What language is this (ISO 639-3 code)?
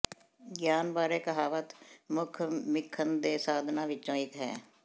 pan